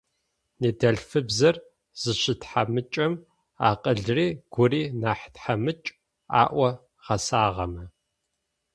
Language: Adyghe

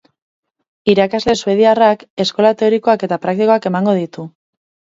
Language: Basque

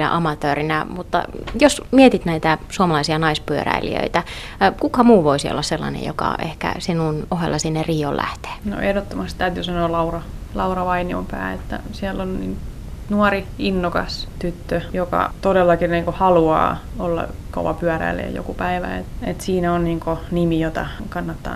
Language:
Finnish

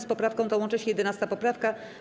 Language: Polish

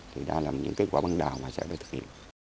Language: Vietnamese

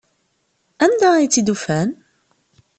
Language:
Kabyle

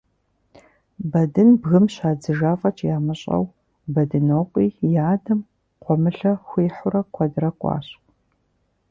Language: Kabardian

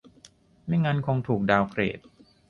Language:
Thai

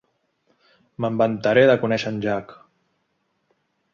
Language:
Catalan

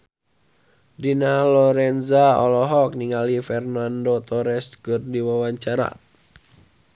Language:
Sundanese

